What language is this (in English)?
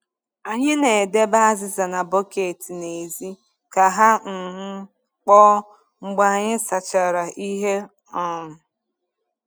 Igbo